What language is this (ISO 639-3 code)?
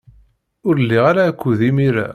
kab